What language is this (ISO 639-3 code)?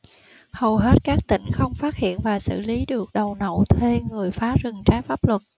vie